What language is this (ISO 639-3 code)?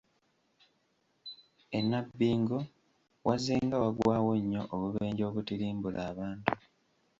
lug